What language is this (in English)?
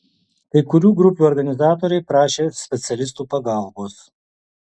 Lithuanian